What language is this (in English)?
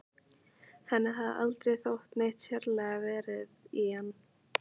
Icelandic